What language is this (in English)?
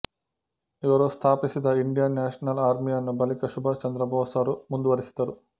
Kannada